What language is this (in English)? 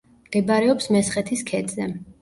Georgian